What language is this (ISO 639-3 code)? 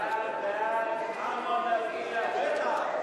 heb